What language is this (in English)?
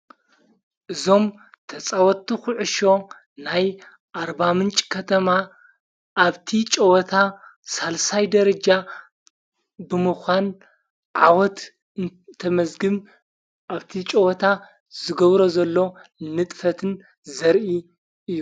Tigrinya